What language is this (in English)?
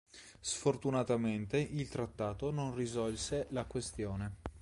Italian